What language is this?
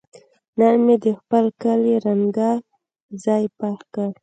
Pashto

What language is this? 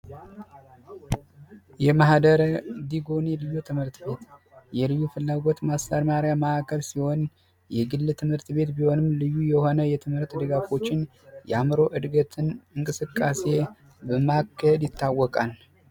Amharic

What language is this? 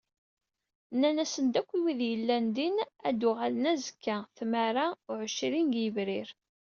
Kabyle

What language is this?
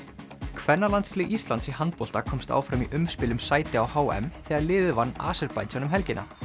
Icelandic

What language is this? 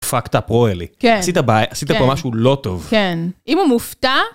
Hebrew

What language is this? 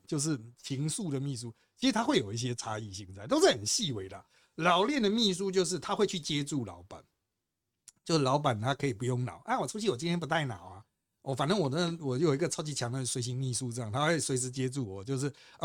Chinese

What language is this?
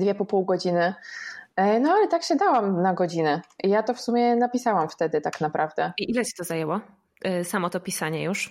Polish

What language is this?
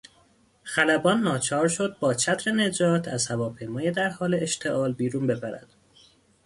Persian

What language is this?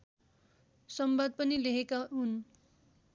Nepali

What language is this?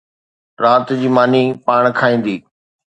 Sindhi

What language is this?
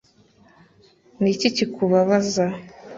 Kinyarwanda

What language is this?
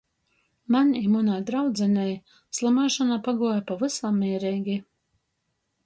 Latgalian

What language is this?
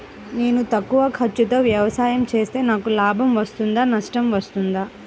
Telugu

